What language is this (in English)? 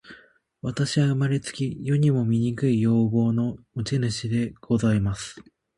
Japanese